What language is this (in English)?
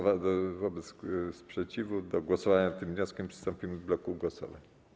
Polish